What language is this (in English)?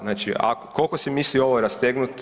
Croatian